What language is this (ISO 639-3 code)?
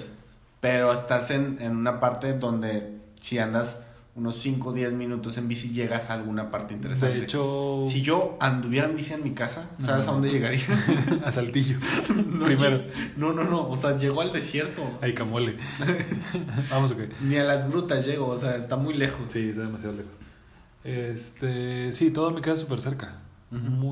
spa